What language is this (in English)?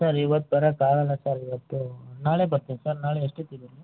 Kannada